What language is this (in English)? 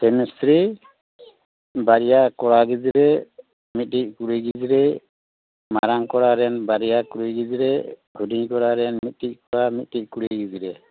Santali